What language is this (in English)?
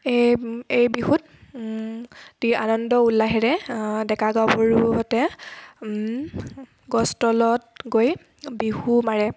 Assamese